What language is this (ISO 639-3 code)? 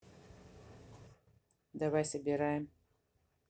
rus